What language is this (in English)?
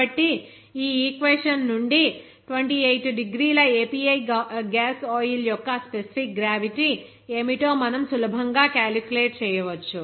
Telugu